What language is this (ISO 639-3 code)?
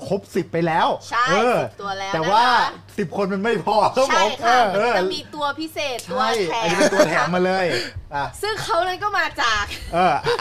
tha